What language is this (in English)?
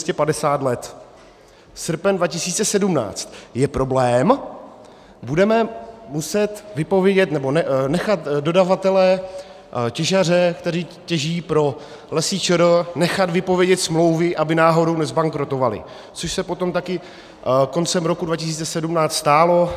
Czech